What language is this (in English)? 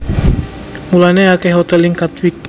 Javanese